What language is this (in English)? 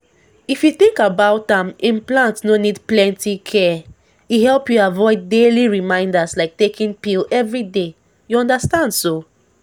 Nigerian Pidgin